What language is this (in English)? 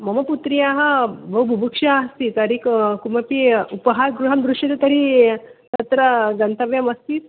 Sanskrit